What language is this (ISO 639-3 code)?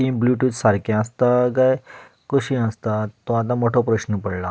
kok